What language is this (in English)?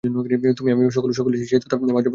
Bangla